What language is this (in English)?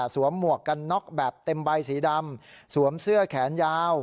Thai